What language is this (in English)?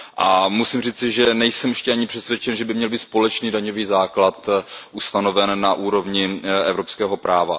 Czech